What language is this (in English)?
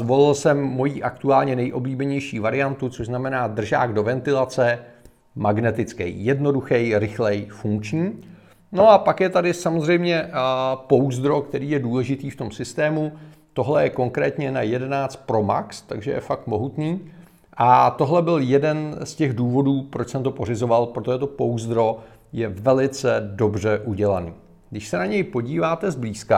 Czech